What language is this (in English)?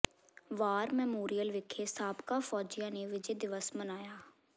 Punjabi